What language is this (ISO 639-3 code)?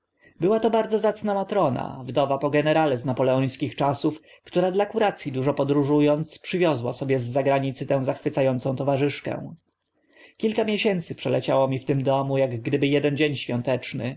pol